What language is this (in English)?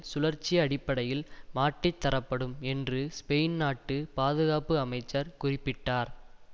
Tamil